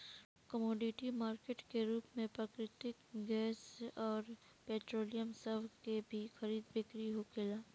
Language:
Bhojpuri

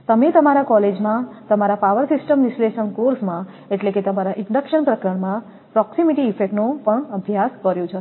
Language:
Gujarati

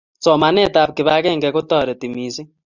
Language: Kalenjin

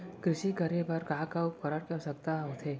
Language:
Chhattisgarhi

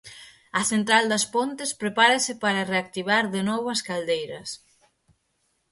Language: Galician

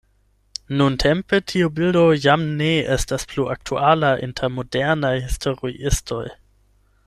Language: Esperanto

